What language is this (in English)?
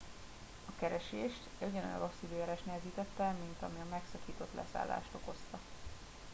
Hungarian